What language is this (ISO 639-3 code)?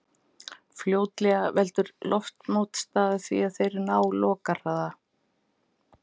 isl